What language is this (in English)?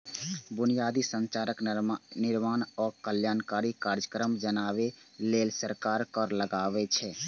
Maithili